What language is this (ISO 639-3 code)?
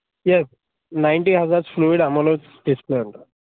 tel